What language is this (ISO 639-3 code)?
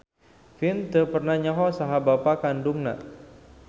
sun